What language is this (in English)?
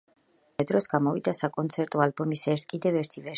Georgian